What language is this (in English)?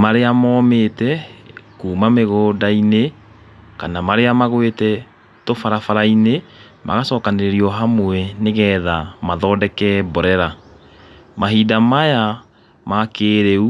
Kikuyu